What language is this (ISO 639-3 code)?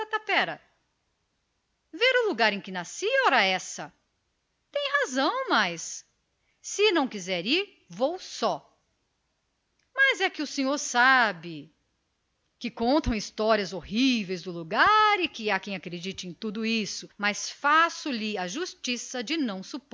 por